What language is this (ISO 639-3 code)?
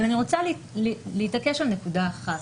heb